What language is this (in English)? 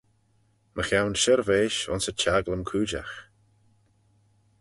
Manx